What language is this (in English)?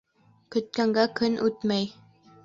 Bashkir